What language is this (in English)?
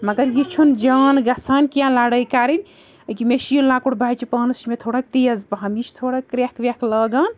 Kashmiri